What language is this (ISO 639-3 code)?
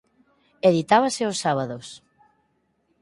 glg